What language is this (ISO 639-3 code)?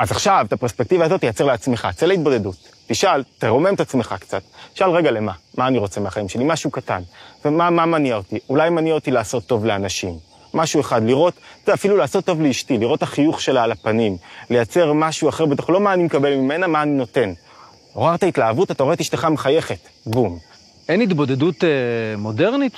heb